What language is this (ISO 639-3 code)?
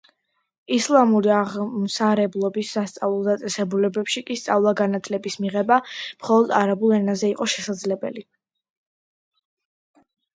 kat